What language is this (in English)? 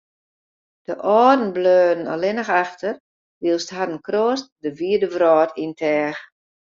Western Frisian